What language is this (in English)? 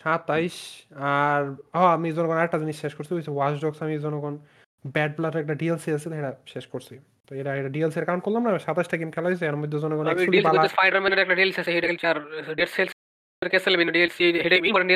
Bangla